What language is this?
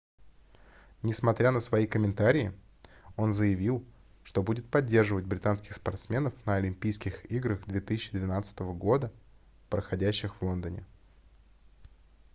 Russian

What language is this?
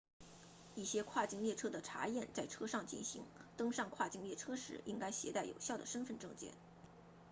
Chinese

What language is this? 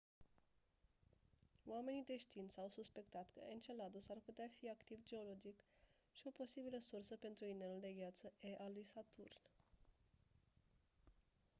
Romanian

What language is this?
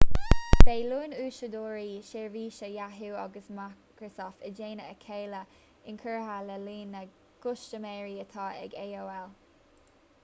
Irish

